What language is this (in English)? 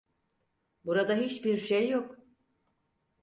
Turkish